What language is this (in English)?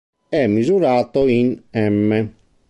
Italian